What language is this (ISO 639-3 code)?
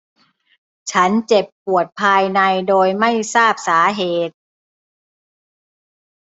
tha